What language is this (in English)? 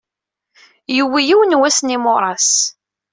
Kabyle